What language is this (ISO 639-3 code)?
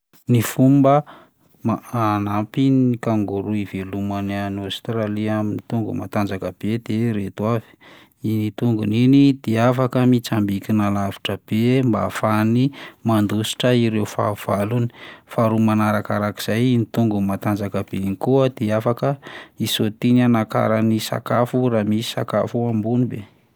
mlg